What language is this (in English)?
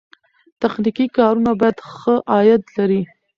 Pashto